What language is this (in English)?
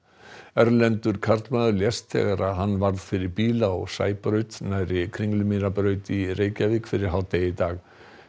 Icelandic